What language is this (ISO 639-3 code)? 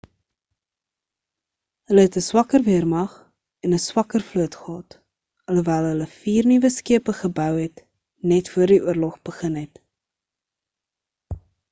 afr